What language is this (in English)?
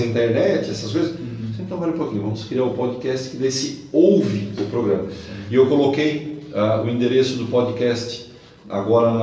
Portuguese